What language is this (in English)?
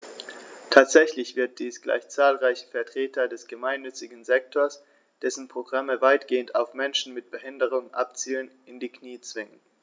German